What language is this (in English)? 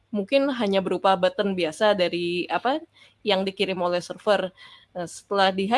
Indonesian